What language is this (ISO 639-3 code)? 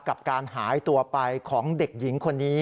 tha